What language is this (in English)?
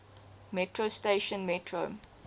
English